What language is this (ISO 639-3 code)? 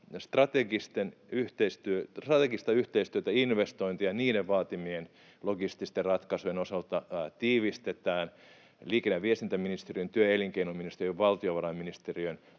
fin